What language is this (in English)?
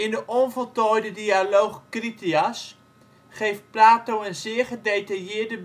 Dutch